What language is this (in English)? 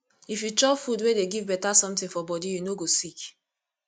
Nigerian Pidgin